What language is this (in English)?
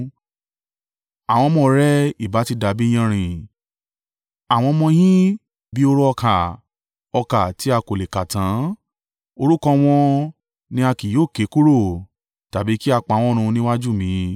Yoruba